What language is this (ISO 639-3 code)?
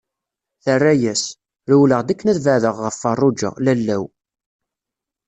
kab